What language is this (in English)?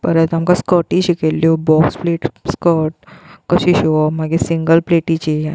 Konkani